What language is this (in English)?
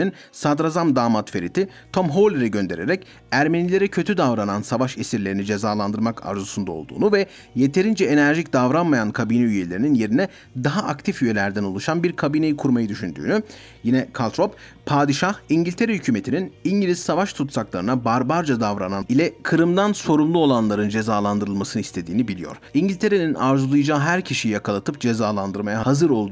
Turkish